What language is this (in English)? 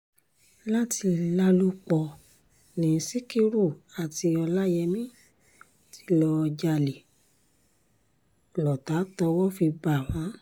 Yoruba